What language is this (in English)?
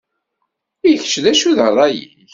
Kabyle